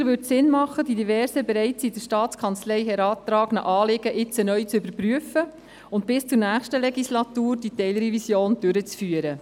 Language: Swiss German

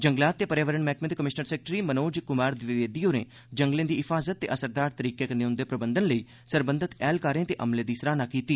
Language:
Dogri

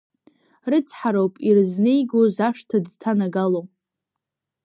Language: Abkhazian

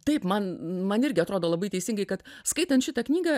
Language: Lithuanian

